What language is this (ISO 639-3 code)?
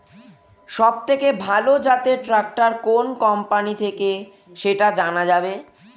ben